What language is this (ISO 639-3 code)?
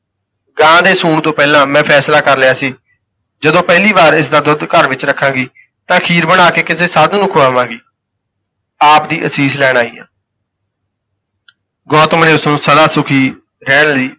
pan